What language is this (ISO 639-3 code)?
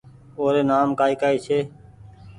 gig